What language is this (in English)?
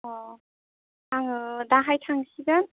Bodo